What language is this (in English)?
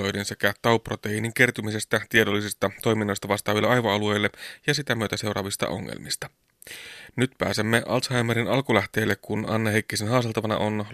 Finnish